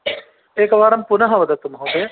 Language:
Sanskrit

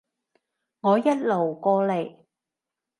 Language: Cantonese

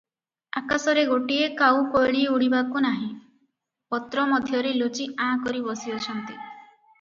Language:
Odia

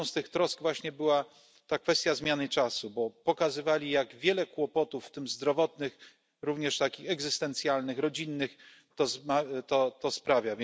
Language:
Polish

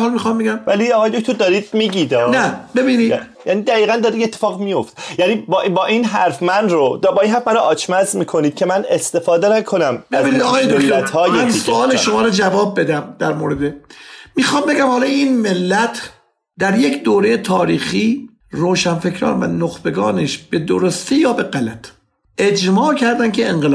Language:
Persian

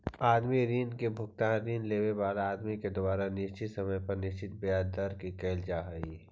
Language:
Magahi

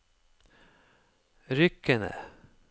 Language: Norwegian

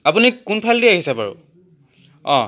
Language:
Assamese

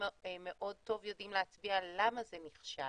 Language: Hebrew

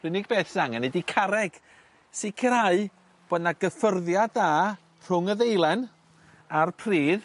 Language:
Welsh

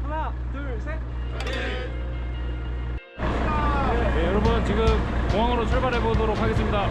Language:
Korean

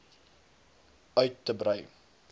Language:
Afrikaans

